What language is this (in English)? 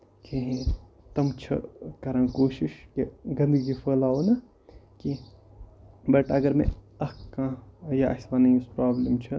Kashmiri